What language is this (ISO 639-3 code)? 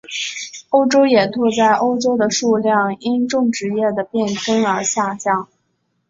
zho